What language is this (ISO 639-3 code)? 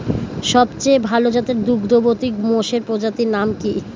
ben